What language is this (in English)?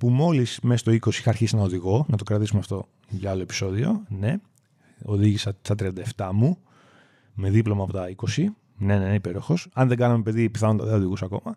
Greek